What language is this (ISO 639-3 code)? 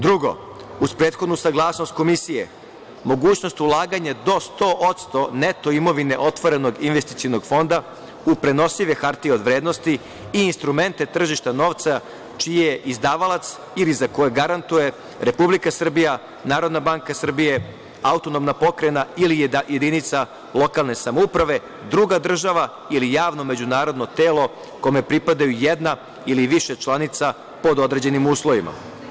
srp